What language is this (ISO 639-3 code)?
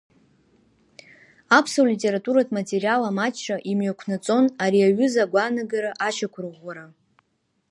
abk